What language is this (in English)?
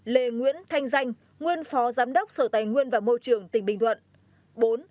Vietnamese